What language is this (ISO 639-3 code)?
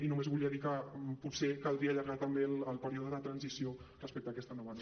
cat